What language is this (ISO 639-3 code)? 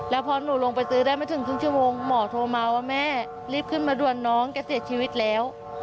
tha